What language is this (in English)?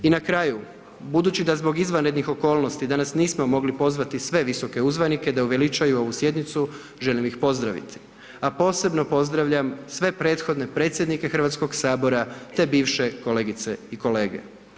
Croatian